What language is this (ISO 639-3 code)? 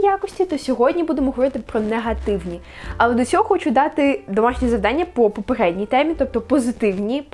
ukr